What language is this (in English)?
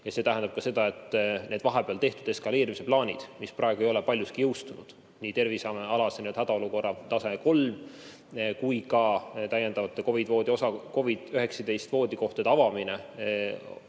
Estonian